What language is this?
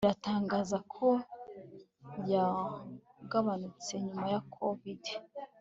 Kinyarwanda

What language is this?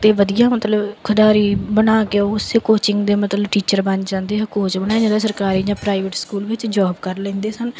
Punjabi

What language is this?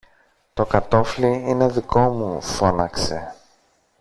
Greek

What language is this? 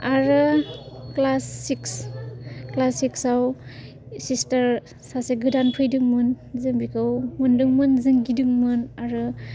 Bodo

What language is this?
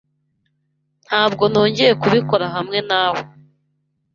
Kinyarwanda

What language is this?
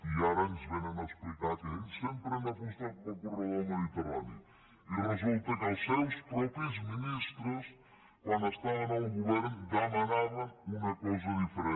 Catalan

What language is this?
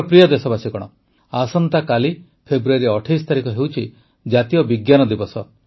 Odia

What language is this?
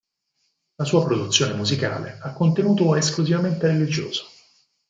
Italian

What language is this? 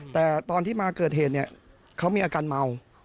Thai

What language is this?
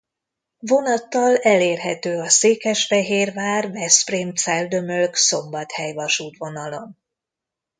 Hungarian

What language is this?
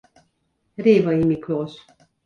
Hungarian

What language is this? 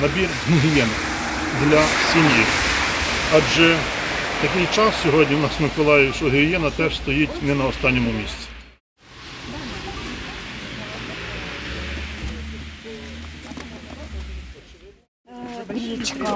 Ukrainian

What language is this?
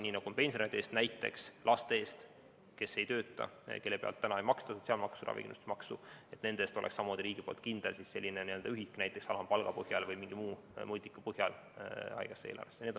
Estonian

